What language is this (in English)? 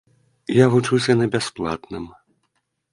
Belarusian